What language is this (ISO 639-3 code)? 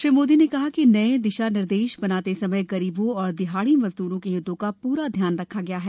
hin